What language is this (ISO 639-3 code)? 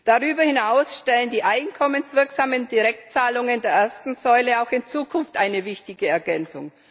deu